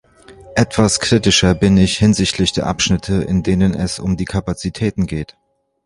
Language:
German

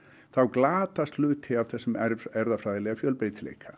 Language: Icelandic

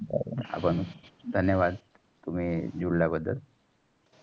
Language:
Marathi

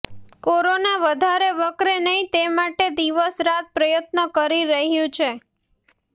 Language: Gujarati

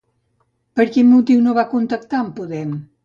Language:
Catalan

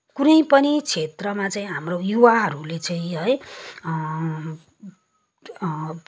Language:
Nepali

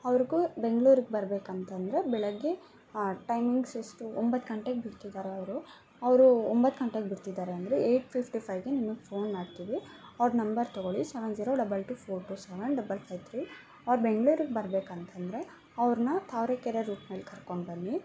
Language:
Kannada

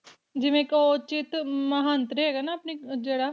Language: Punjabi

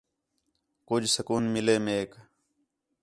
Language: Khetrani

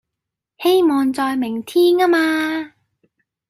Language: Cantonese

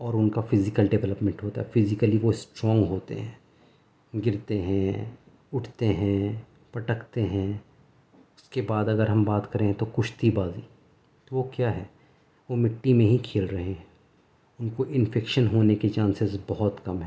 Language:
Urdu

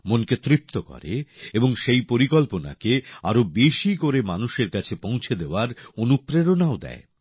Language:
Bangla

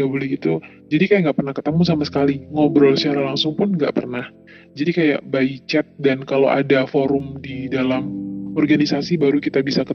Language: Indonesian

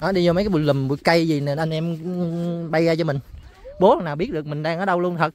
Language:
Vietnamese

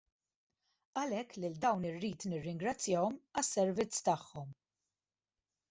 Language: Maltese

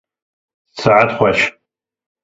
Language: Kurdish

